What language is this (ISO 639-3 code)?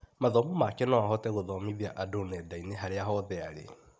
kik